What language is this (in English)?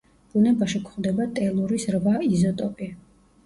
Georgian